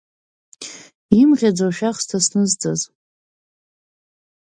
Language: Abkhazian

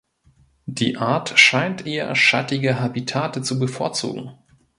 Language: German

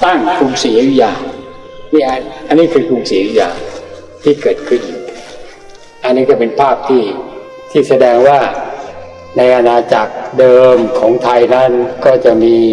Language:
Thai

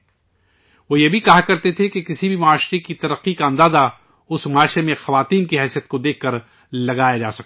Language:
Urdu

